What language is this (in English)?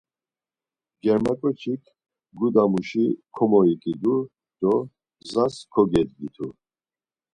Laz